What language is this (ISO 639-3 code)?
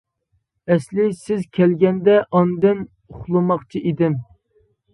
uig